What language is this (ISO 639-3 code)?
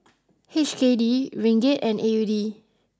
eng